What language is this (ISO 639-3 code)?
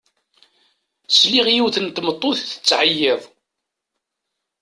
kab